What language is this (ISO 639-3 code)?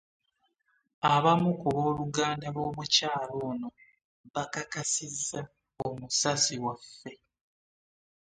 lug